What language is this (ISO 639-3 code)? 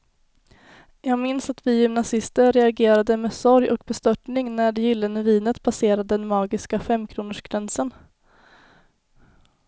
swe